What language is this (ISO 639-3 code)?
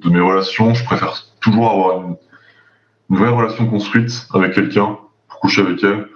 fra